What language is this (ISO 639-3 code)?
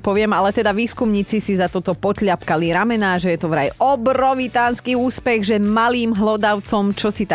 slk